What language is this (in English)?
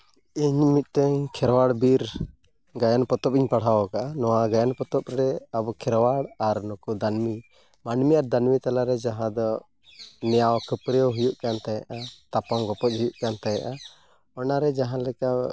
Santali